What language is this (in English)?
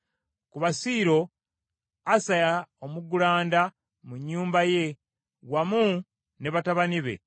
Ganda